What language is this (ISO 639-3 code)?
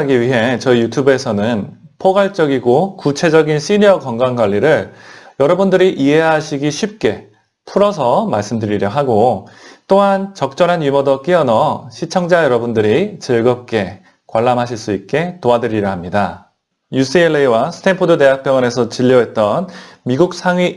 kor